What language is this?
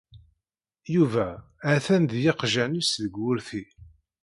Kabyle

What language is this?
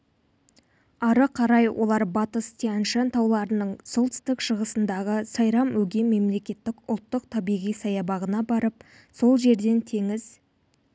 Kazakh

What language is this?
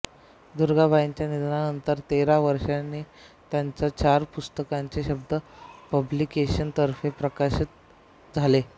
Marathi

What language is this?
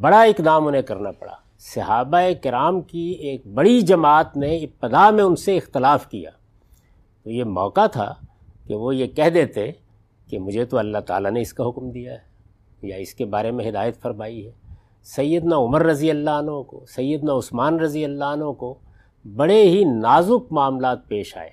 Urdu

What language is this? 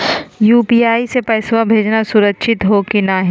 Magahi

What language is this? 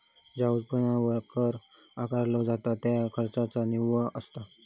Marathi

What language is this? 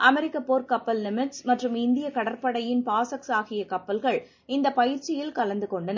Tamil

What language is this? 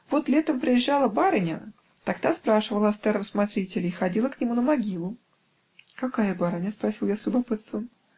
Russian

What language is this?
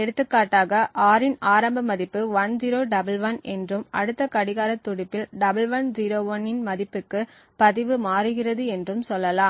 Tamil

